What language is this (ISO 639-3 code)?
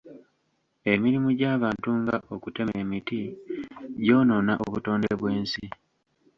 lug